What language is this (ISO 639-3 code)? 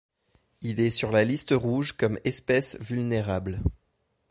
fra